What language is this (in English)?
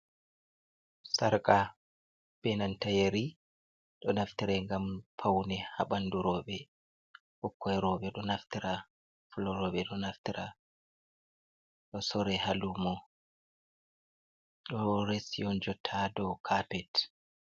Fula